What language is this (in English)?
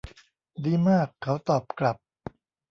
Thai